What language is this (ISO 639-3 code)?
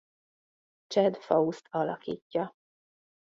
hun